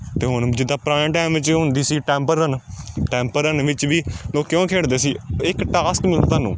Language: Punjabi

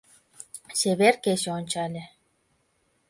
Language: Mari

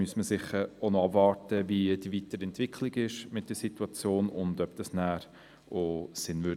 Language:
Swiss German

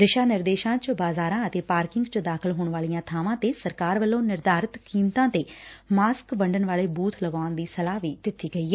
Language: Punjabi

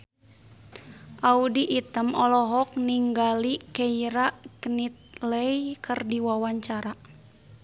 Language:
Sundanese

